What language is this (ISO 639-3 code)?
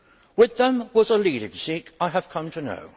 eng